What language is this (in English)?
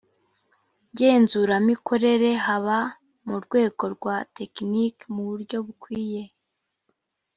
Kinyarwanda